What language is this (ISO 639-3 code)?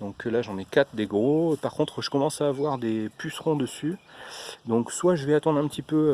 fra